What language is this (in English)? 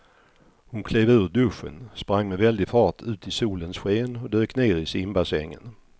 Swedish